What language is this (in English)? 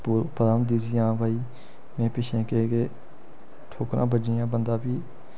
Dogri